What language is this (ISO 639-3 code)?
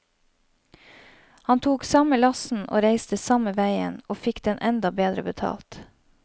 nor